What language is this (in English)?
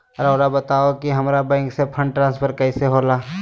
Magahi